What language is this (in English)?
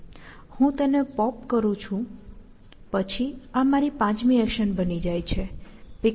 Gujarati